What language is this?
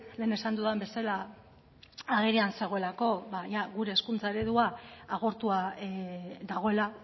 Basque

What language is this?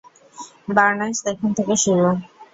Bangla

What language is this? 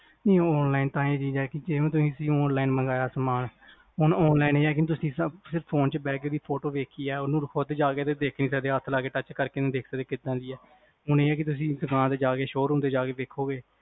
Punjabi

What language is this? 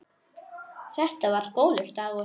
Icelandic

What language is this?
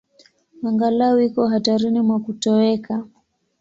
Swahili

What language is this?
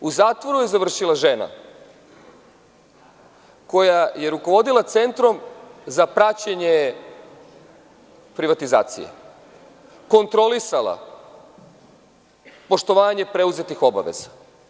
Serbian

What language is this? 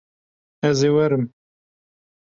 Kurdish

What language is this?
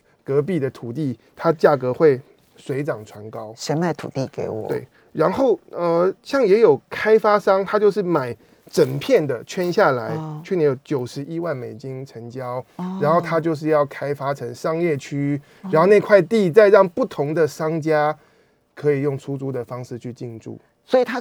Chinese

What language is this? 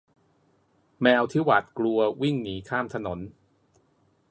Thai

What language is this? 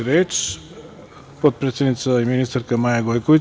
Serbian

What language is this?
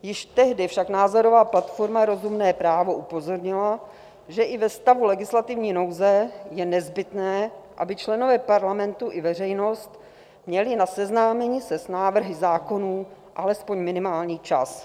Czech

